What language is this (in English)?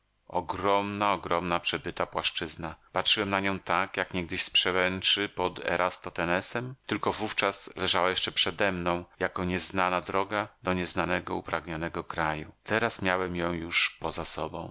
Polish